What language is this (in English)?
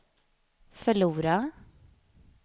Swedish